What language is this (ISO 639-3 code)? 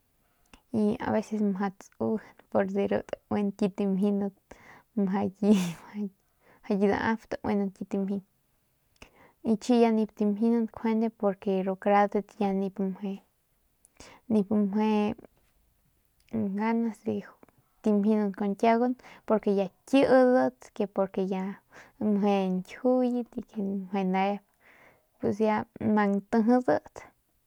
pmq